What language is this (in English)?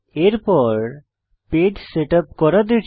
Bangla